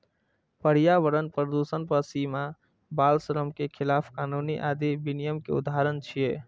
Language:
Maithili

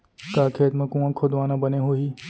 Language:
Chhattisgarhi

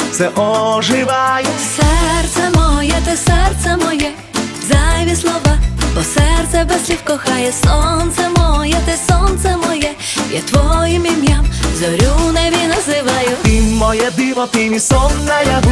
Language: Ukrainian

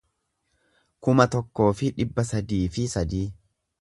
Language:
Oromo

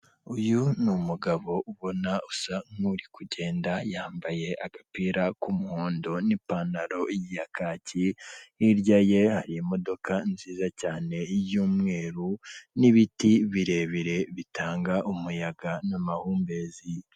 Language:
Kinyarwanda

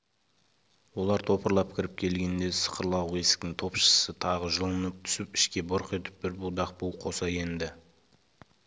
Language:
Kazakh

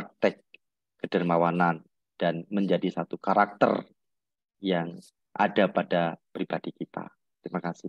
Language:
Indonesian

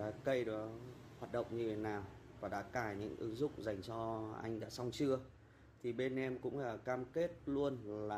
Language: Vietnamese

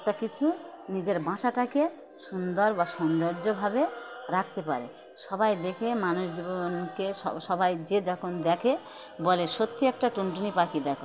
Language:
Bangla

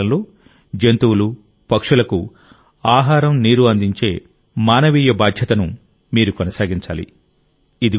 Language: Telugu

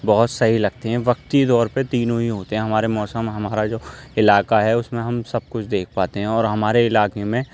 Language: Urdu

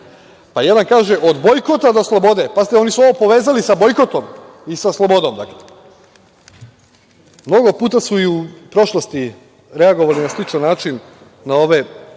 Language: Serbian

